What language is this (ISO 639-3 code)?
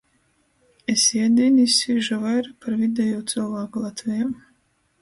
ltg